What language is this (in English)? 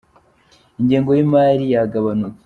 Kinyarwanda